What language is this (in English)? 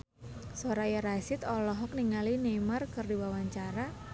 Sundanese